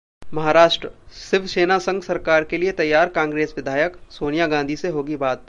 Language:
Hindi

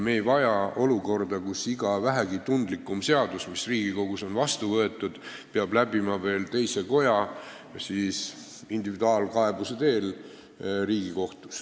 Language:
Estonian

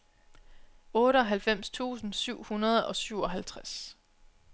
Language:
Danish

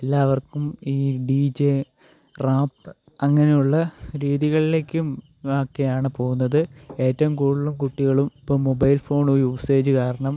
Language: Malayalam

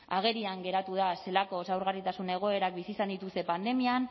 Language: Basque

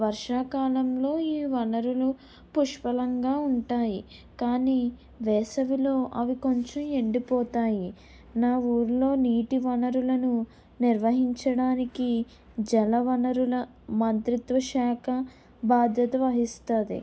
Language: Telugu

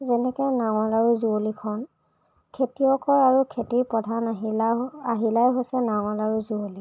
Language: Assamese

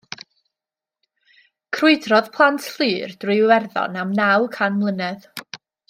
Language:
Welsh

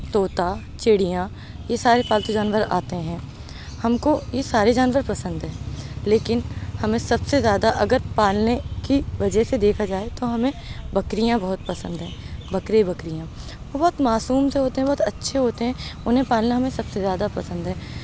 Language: Urdu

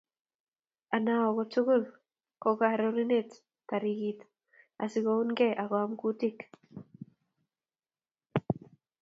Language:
Kalenjin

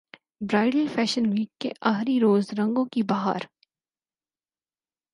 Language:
Urdu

